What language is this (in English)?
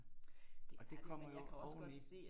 Danish